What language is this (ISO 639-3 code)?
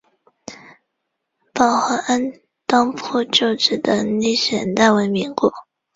zho